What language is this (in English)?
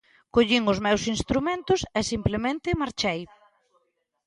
Galician